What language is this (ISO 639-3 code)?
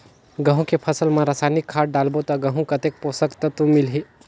hne